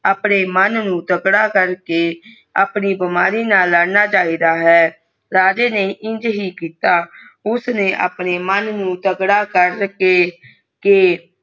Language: Punjabi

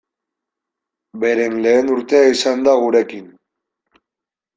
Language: Basque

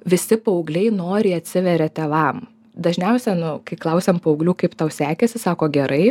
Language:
Lithuanian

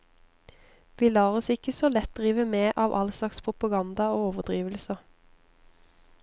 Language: Norwegian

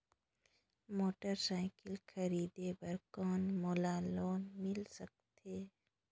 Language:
Chhattisgarhi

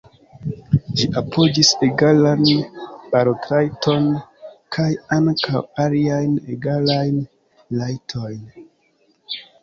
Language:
Esperanto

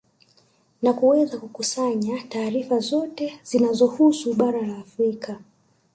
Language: Swahili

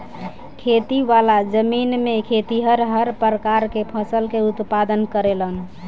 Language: Bhojpuri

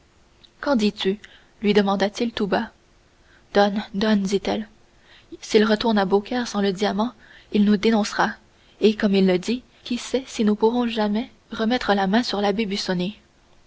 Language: French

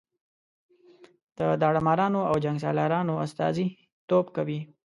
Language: Pashto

